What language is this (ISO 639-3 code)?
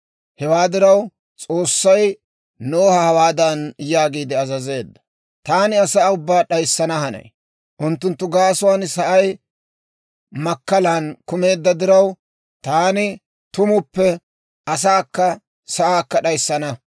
dwr